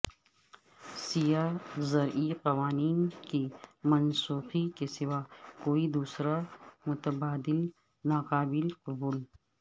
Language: Urdu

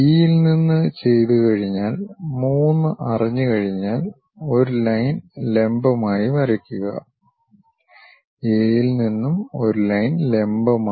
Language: Malayalam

